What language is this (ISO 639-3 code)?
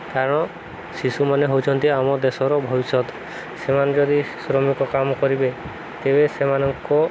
ori